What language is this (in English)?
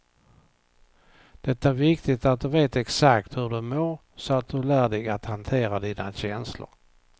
Swedish